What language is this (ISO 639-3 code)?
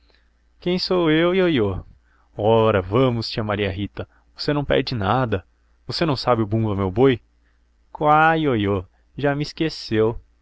por